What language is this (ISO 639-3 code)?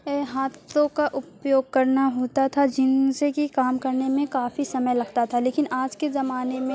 urd